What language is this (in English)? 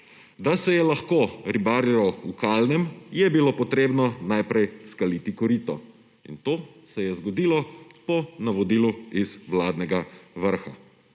Slovenian